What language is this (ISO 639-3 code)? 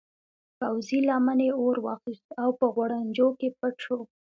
pus